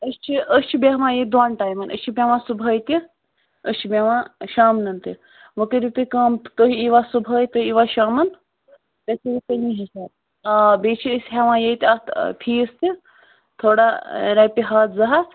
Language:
Kashmiri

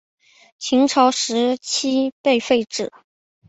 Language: Chinese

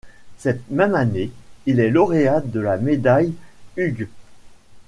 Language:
French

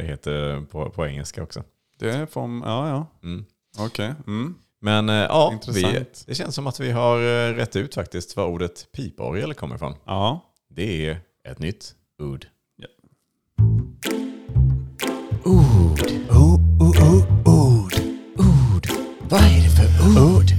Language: Swedish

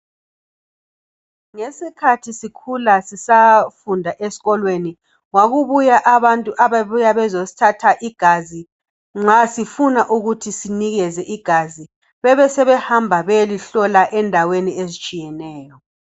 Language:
North Ndebele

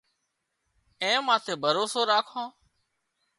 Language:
Wadiyara Koli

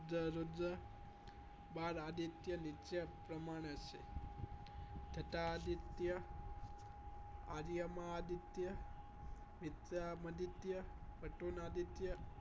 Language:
Gujarati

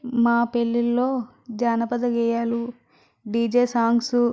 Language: Telugu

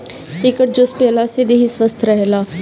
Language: Bhojpuri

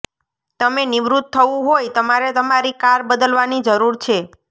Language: Gujarati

